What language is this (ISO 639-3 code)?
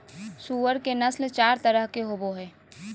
mag